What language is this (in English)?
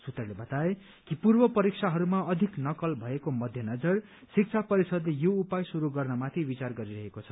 Nepali